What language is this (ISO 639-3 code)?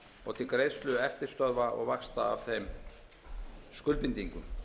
isl